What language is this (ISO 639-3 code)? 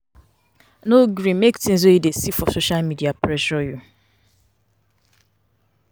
pcm